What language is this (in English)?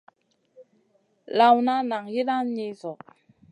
Masana